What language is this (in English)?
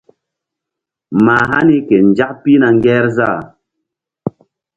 Mbum